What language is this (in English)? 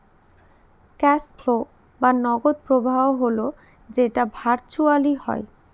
Bangla